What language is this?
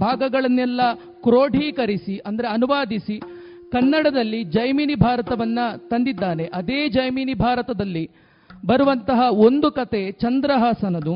Kannada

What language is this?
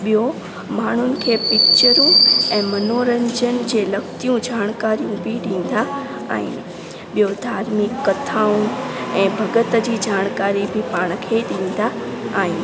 Sindhi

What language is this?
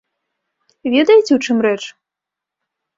Belarusian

